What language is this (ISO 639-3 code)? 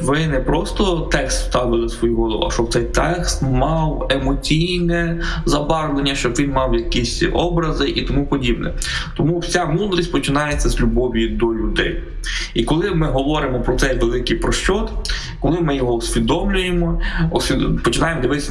ukr